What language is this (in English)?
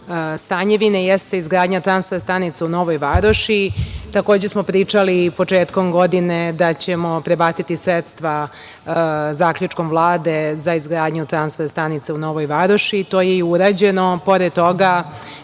Serbian